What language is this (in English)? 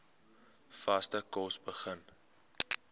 Afrikaans